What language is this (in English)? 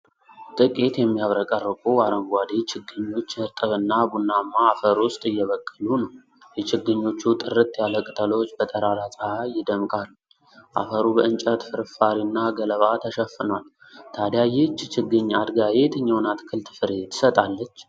Amharic